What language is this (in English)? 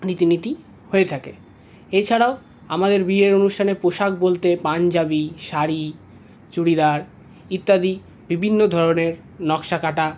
Bangla